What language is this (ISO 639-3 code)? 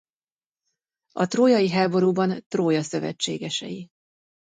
hun